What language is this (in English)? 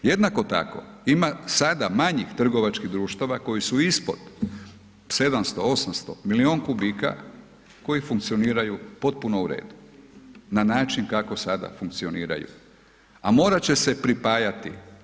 Croatian